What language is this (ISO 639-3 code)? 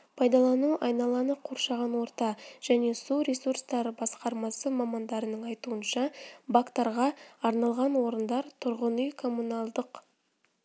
kaz